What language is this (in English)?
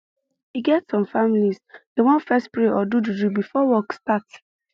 Nigerian Pidgin